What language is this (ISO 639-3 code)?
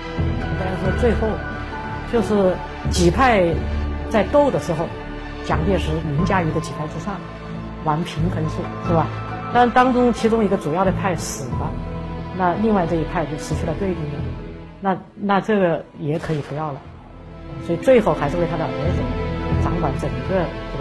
zho